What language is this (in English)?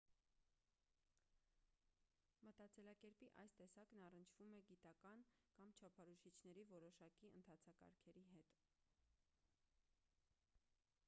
Armenian